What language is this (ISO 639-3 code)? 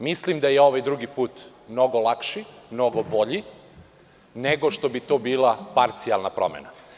srp